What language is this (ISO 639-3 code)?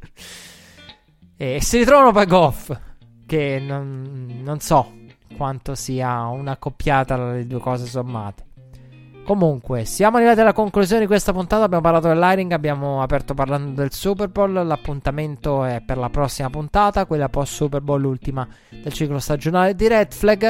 ita